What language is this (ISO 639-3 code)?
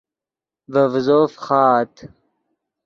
ydg